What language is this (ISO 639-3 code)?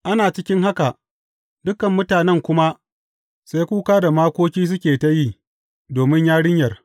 hau